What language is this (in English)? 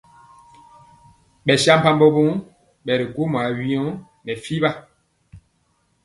Mpiemo